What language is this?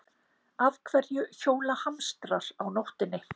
Icelandic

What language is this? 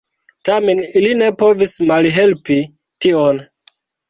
Esperanto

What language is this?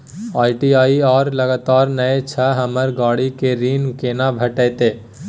Maithili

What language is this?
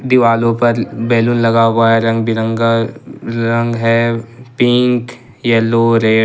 Hindi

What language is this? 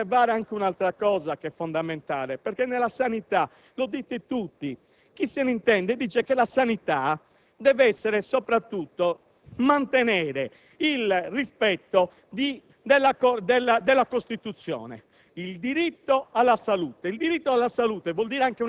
Italian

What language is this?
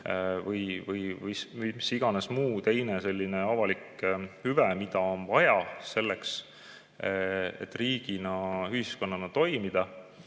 Estonian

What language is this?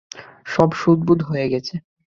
Bangla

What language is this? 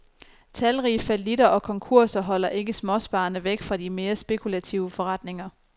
Danish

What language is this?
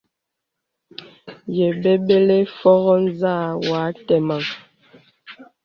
Bebele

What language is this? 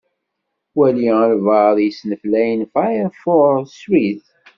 Kabyle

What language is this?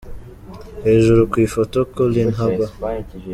Kinyarwanda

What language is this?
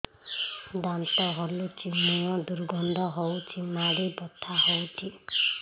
Odia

